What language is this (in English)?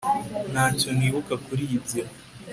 Kinyarwanda